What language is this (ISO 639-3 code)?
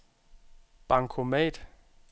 dan